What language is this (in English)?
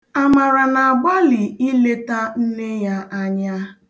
Igbo